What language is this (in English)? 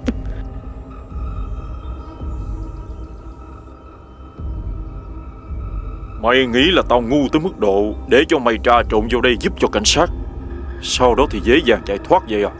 Vietnamese